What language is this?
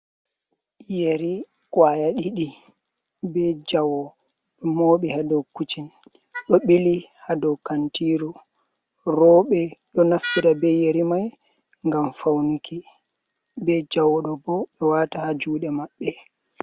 Fula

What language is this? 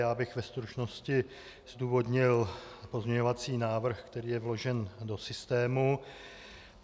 Czech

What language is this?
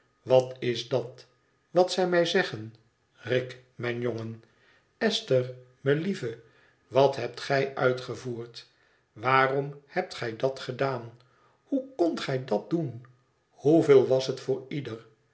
Dutch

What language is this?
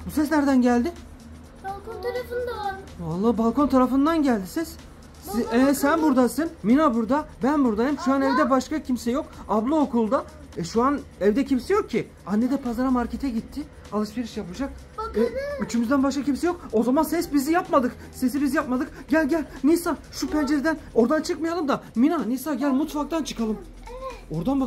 Turkish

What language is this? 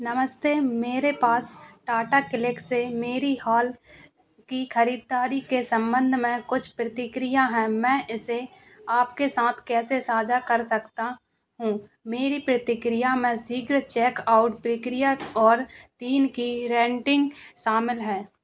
Hindi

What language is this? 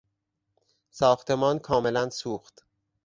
Persian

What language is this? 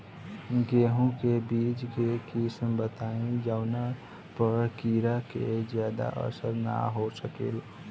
Bhojpuri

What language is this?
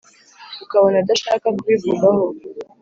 Kinyarwanda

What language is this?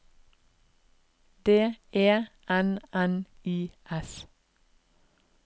Norwegian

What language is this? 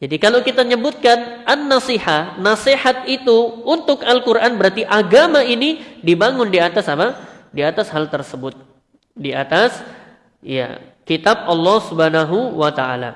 Indonesian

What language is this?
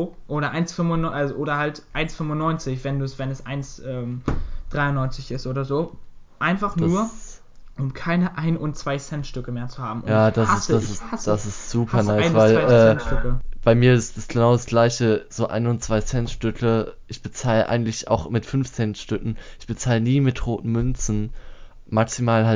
German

